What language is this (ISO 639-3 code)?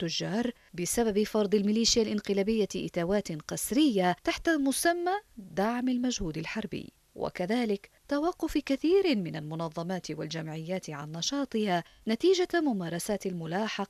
ara